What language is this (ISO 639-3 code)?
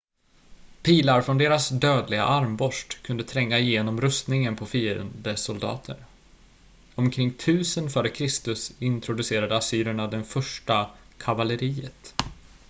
swe